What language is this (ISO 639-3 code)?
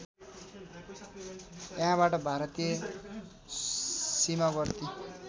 nep